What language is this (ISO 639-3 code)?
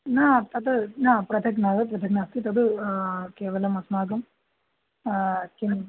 san